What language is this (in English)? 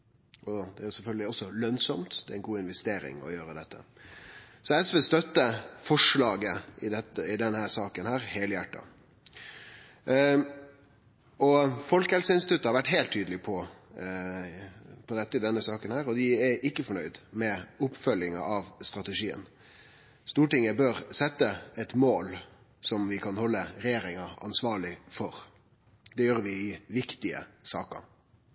Norwegian Nynorsk